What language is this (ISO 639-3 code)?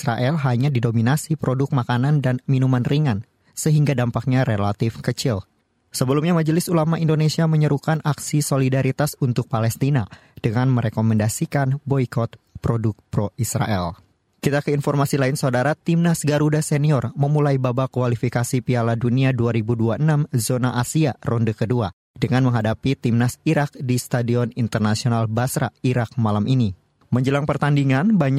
ind